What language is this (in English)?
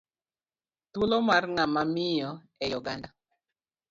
Luo (Kenya and Tanzania)